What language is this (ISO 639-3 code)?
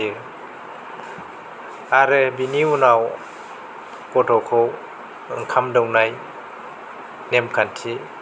brx